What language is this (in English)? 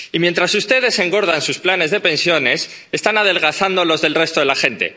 Spanish